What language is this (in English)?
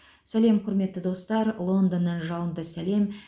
Kazakh